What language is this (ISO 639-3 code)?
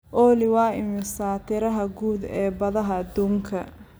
som